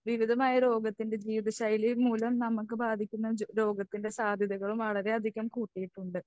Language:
Malayalam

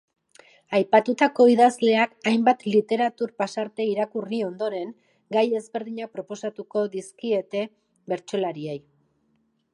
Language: Basque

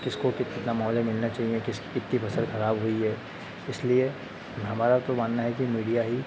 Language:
Hindi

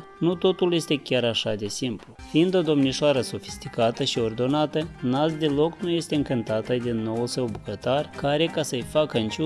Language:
Romanian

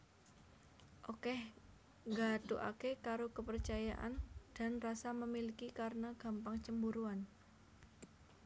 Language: Javanese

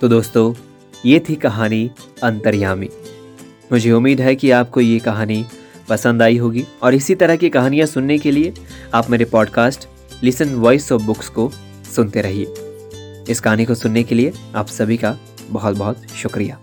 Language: Hindi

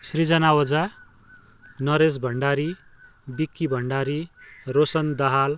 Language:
Nepali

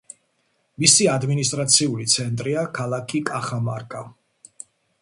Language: Georgian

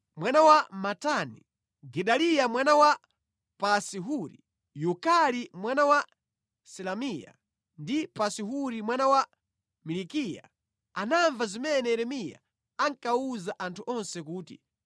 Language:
Nyanja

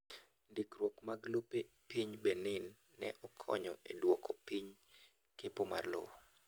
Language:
Luo (Kenya and Tanzania)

